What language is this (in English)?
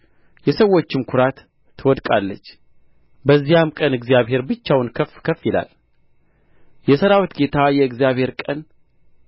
Amharic